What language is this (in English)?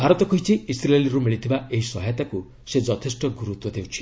Odia